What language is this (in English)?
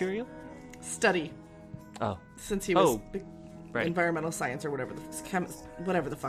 English